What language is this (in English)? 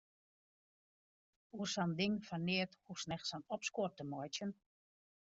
Western Frisian